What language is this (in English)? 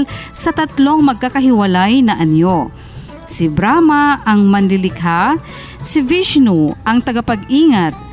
Filipino